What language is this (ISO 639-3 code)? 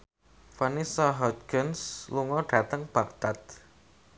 jav